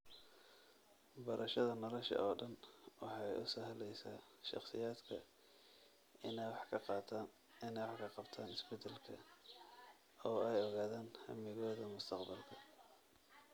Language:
Somali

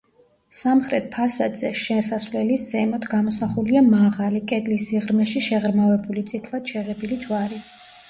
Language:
Georgian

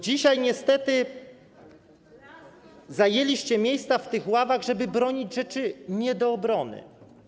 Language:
Polish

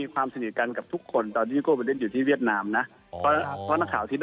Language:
Thai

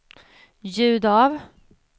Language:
Swedish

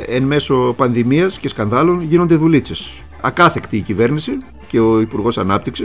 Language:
Greek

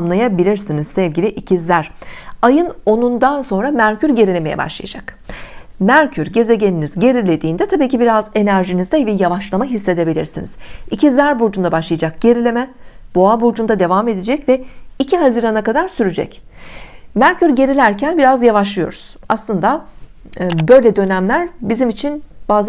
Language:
Turkish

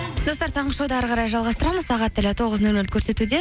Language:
Kazakh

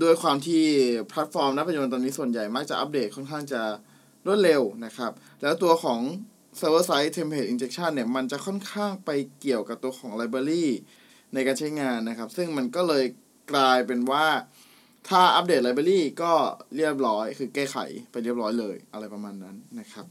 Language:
Thai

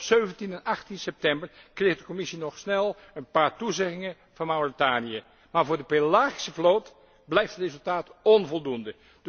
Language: Dutch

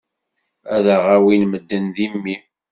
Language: Kabyle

